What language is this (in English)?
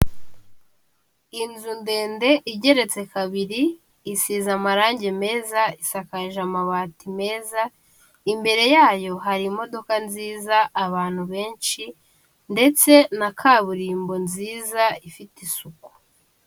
Kinyarwanda